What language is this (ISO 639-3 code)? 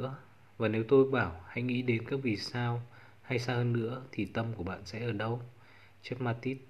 vie